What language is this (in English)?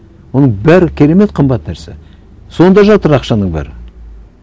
Kazakh